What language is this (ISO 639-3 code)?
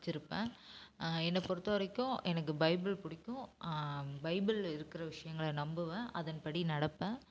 tam